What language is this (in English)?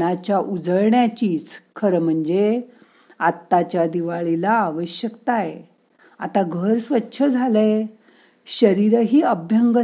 Marathi